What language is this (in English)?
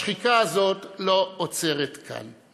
Hebrew